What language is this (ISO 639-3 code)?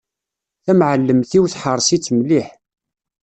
kab